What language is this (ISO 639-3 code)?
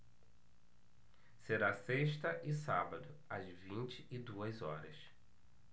por